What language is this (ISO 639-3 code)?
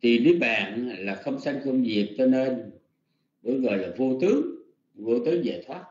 vie